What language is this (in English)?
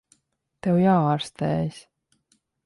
Latvian